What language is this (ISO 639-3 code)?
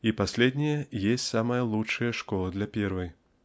rus